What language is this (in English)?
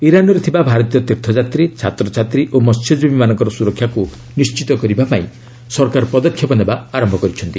Odia